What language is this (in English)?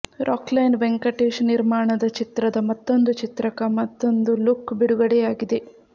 Kannada